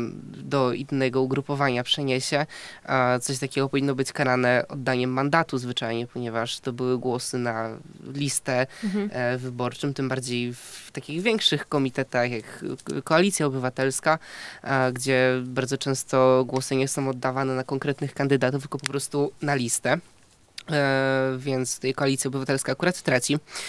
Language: Polish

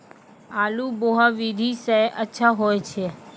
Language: Maithili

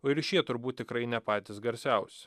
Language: Lithuanian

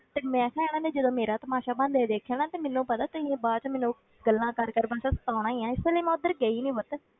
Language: Punjabi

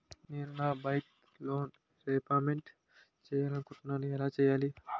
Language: Telugu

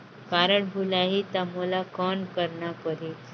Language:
Chhattisgarhi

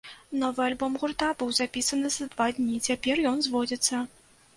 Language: Belarusian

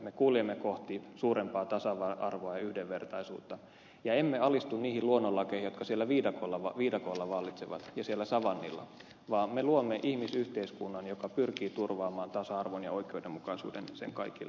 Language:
Finnish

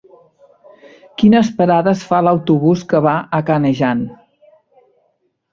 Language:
Catalan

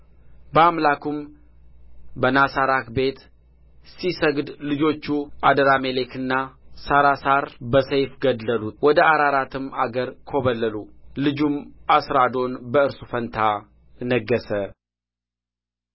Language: Amharic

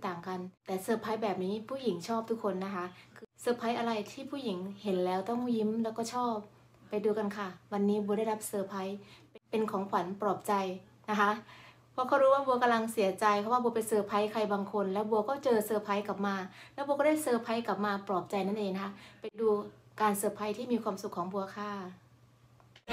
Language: Thai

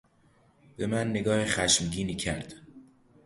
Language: Persian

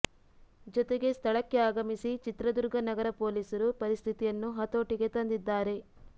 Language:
Kannada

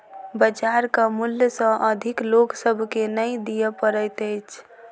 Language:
Maithili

